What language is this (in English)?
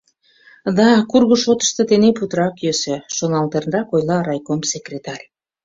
Mari